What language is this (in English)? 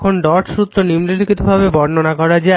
Bangla